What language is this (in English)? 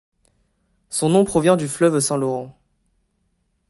French